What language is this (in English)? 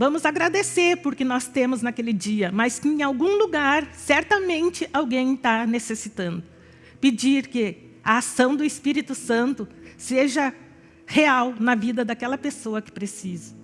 Portuguese